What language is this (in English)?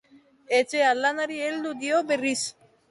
Basque